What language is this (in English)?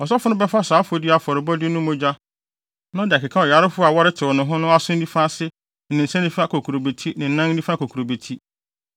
Akan